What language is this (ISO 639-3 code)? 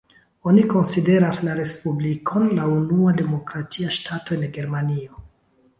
epo